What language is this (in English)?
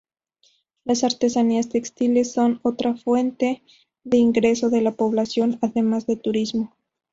Spanish